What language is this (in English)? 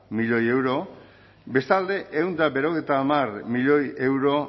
Basque